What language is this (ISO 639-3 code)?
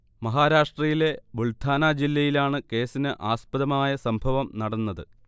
mal